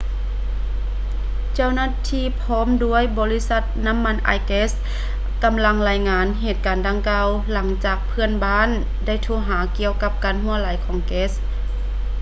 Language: Lao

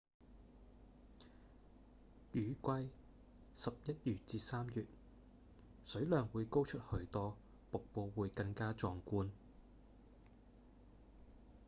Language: Cantonese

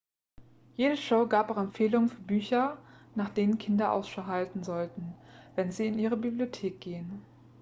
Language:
German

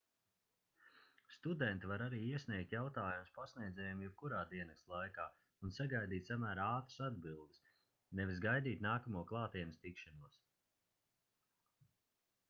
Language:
Latvian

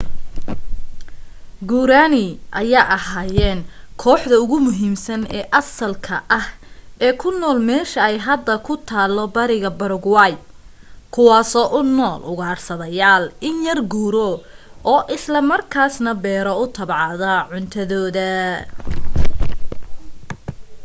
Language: Somali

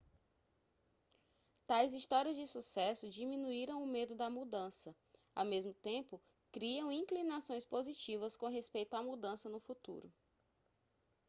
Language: Portuguese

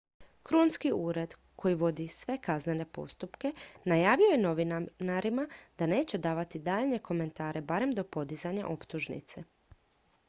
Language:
Croatian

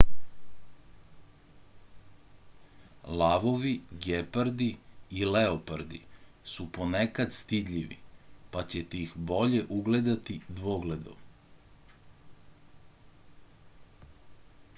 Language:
Serbian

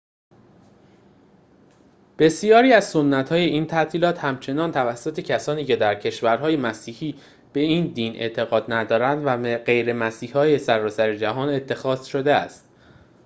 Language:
Persian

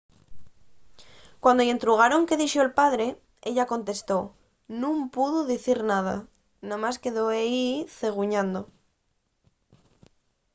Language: Asturian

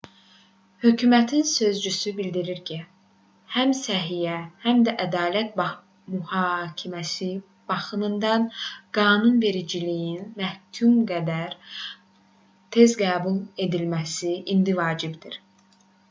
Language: Azerbaijani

